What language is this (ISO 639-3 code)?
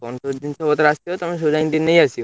ori